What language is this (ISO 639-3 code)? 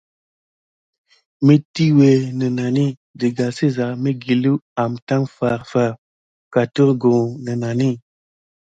gid